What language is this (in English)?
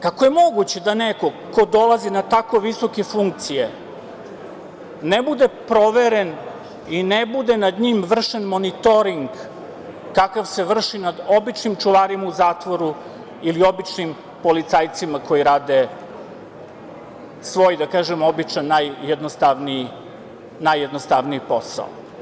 Serbian